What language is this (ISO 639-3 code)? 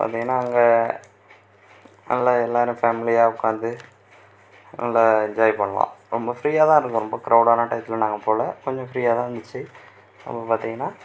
tam